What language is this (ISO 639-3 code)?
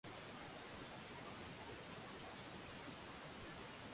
swa